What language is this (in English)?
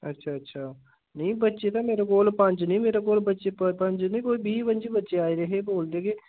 Dogri